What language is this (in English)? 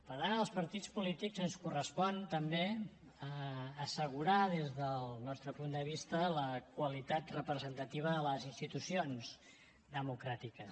Catalan